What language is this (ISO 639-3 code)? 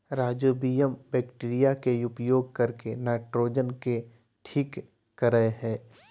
mag